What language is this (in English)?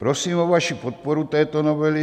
Czech